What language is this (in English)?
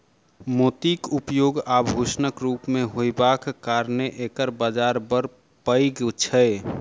Maithili